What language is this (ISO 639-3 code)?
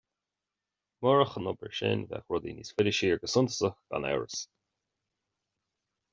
gle